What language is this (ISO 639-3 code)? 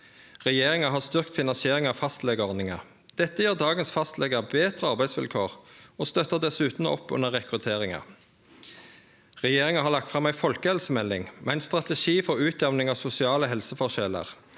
nor